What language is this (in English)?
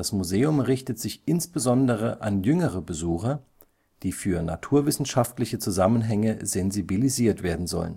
German